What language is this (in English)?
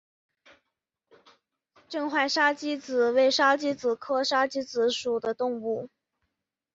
Chinese